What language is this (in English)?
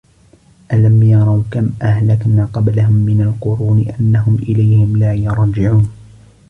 Arabic